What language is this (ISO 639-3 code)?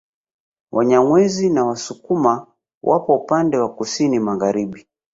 swa